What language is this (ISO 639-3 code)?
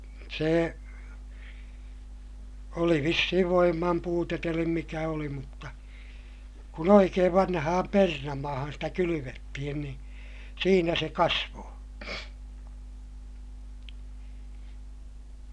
fin